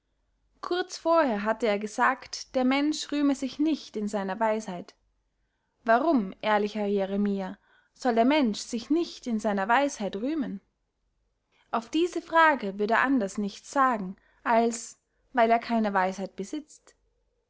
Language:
German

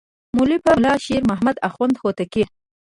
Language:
Pashto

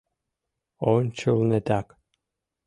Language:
Mari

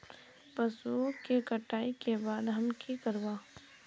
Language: Magahi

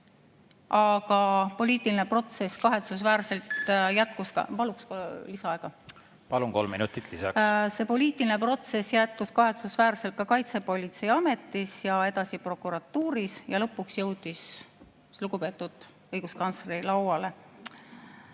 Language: Estonian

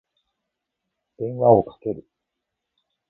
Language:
Japanese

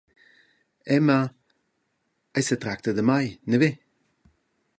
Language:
Romansh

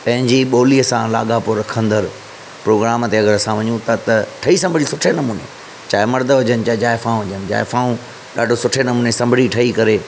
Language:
Sindhi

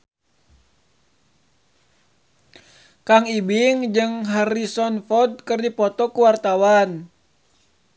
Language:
Sundanese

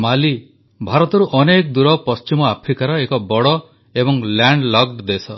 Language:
Odia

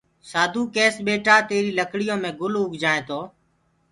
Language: Gurgula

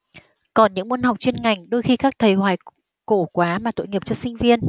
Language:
Vietnamese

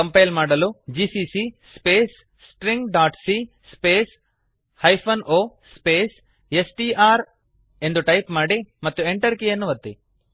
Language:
Kannada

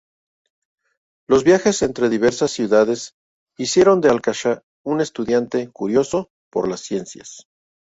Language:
Spanish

